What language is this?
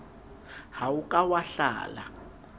Southern Sotho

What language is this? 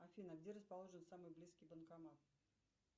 Russian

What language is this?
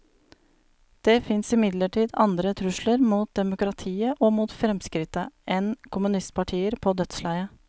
Norwegian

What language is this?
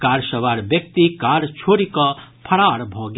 Maithili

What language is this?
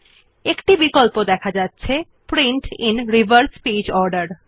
Bangla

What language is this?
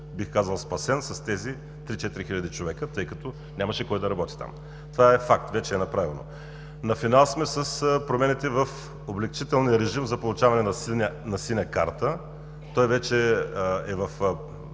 Bulgarian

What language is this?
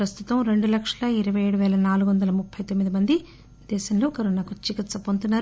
Telugu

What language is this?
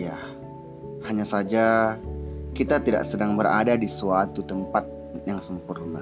Indonesian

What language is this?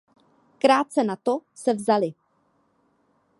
Czech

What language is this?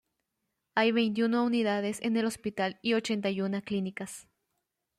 Spanish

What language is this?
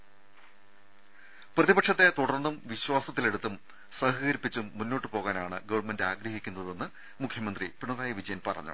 Malayalam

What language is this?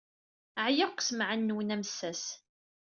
Kabyle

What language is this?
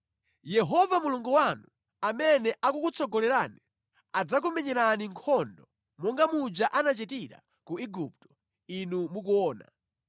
Nyanja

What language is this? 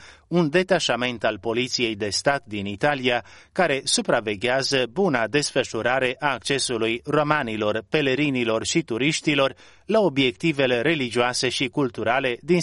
Romanian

